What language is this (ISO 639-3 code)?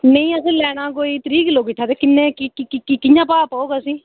doi